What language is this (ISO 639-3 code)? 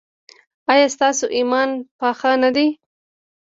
pus